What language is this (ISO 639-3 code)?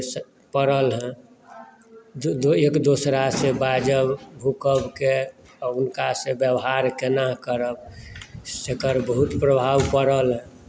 mai